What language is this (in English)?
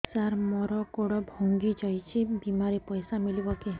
Odia